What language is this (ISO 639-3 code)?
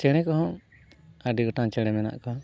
sat